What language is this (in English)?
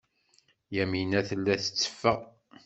Kabyle